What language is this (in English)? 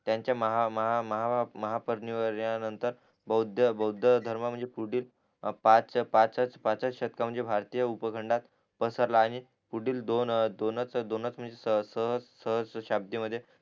Marathi